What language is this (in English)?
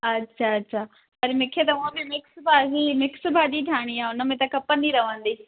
Sindhi